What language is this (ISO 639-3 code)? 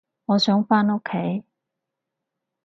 yue